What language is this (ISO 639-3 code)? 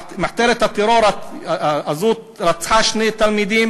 heb